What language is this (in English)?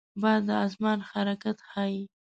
Pashto